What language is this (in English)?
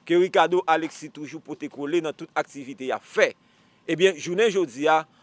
French